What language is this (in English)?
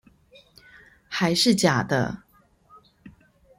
Chinese